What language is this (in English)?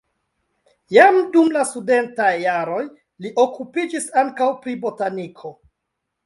Esperanto